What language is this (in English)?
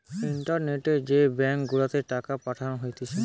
Bangla